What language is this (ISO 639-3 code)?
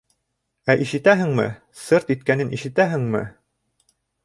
bak